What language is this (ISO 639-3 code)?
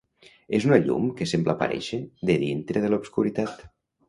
cat